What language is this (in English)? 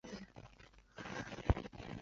Chinese